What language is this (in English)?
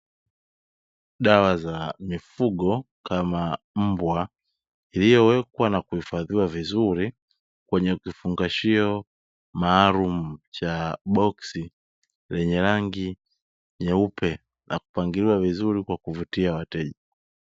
Swahili